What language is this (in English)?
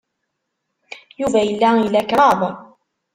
Kabyle